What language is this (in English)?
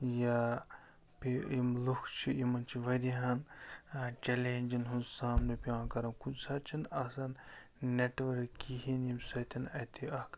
Kashmiri